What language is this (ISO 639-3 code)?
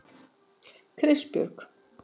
isl